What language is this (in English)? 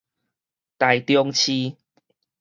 Min Nan Chinese